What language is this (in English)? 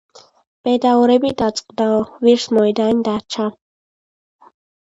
Georgian